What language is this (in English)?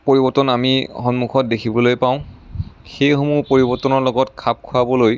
Assamese